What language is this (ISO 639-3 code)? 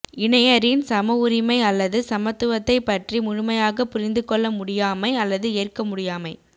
tam